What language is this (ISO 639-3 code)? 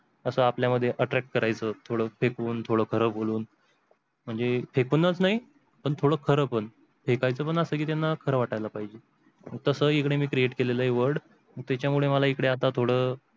mar